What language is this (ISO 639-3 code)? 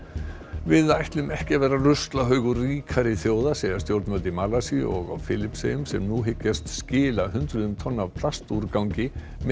isl